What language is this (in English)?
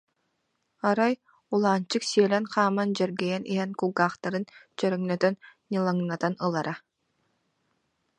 Yakut